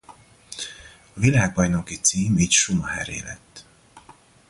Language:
Hungarian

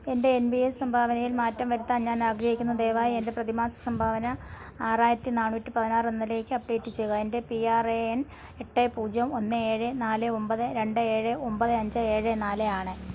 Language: Malayalam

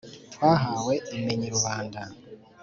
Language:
Kinyarwanda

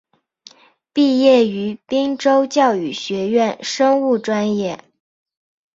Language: Chinese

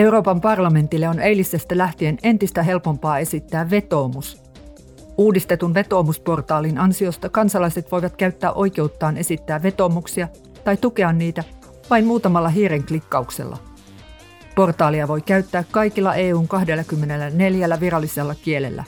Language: Finnish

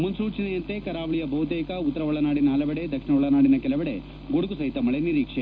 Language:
Kannada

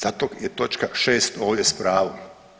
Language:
Croatian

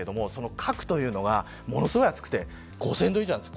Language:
Japanese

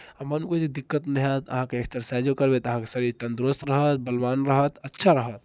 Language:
Maithili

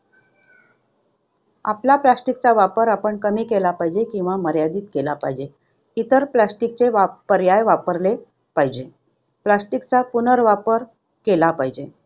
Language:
Marathi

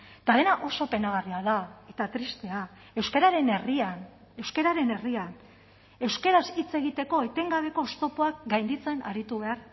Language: Basque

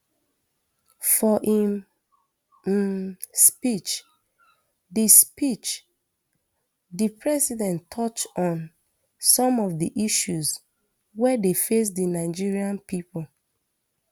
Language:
Nigerian Pidgin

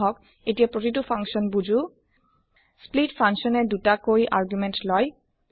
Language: Assamese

